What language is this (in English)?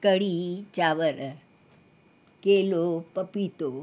Sindhi